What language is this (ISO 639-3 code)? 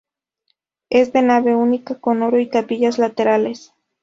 spa